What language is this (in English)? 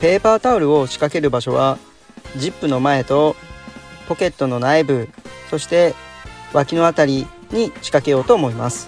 Japanese